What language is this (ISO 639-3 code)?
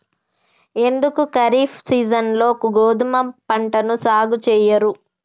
tel